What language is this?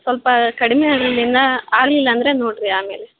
Kannada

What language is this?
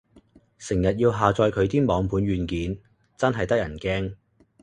Cantonese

